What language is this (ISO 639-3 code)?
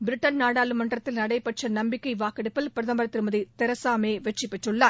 tam